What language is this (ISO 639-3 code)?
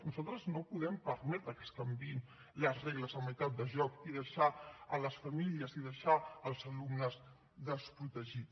cat